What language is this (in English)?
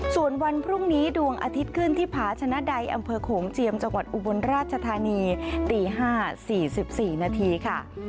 Thai